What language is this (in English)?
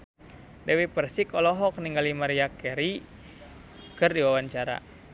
Sundanese